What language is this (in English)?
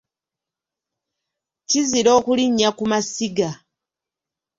Ganda